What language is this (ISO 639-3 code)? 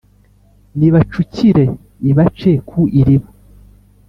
kin